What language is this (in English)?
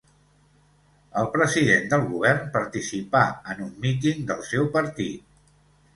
Catalan